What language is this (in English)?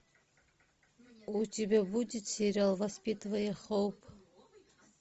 Russian